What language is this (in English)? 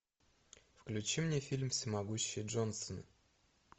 Russian